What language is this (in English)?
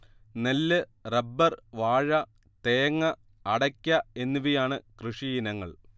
Malayalam